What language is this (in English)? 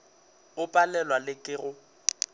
Northern Sotho